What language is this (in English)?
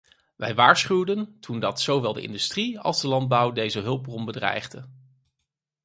Dutch